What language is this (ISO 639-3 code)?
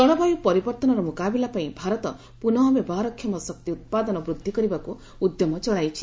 ori